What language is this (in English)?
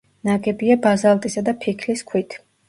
Georgian